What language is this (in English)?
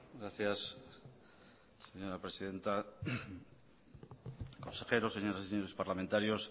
Spanish